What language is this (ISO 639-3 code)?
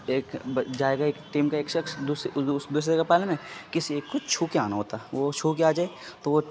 urd